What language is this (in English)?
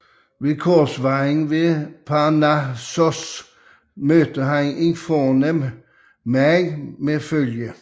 Danish